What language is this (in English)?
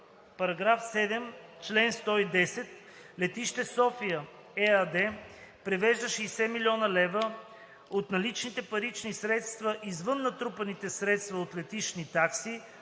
Bulgarian